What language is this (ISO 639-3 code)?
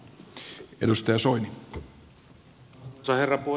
fin